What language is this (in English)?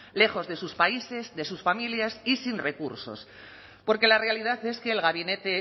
Spanish